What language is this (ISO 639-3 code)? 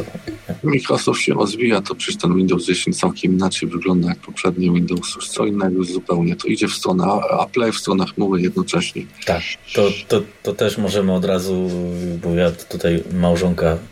pol